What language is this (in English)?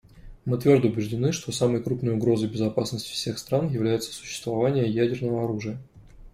Russian